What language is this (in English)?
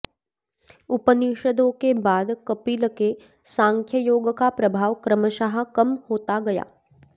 Sanskrit